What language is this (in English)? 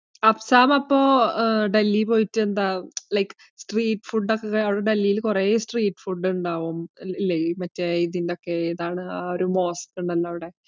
Malayalam